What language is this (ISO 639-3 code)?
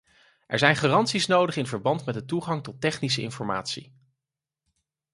nld